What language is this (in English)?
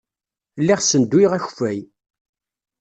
Kabyle